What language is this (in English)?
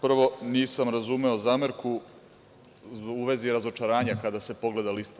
Serbian